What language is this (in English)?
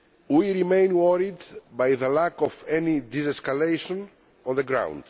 English